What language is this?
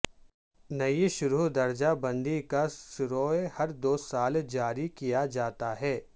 Urdu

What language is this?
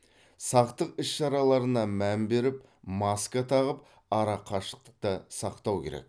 Kazakh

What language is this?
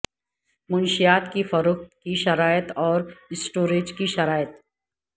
Urdu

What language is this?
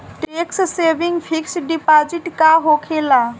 Bhojpuri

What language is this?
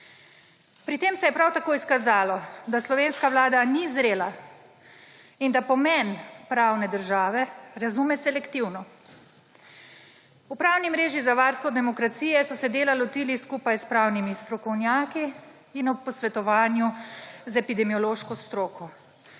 Slovenian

